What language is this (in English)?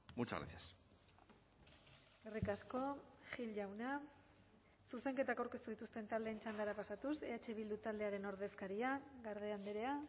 Basque